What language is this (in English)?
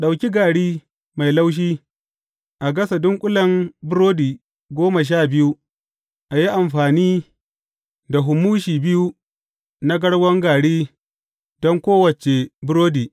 Hausa